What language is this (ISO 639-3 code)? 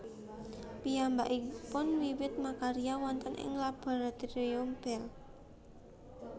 jav